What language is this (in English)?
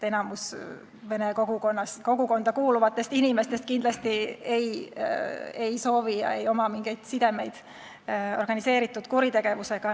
Estonian